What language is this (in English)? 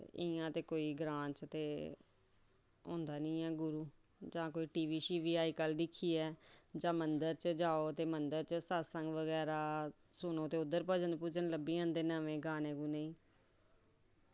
Dogri